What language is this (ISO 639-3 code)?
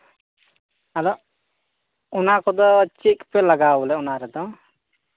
sat